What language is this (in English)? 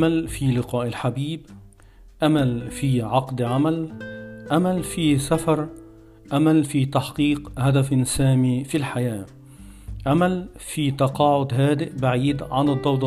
Arabic